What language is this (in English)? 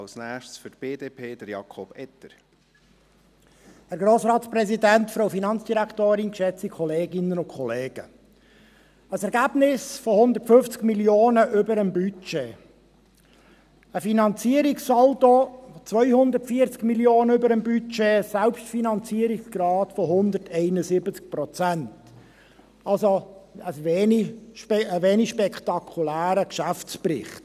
Swiss German